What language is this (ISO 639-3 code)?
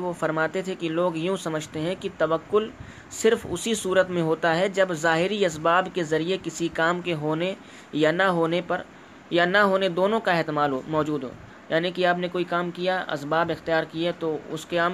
urd